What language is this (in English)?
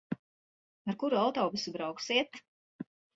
Latvian